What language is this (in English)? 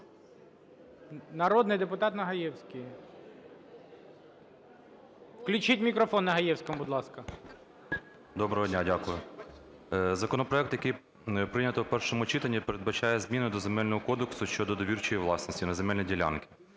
Ukrainian